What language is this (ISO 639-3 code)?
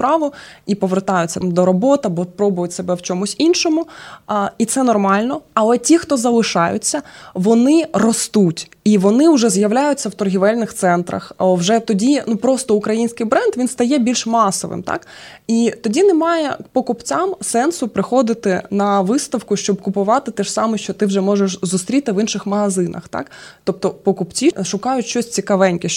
ukr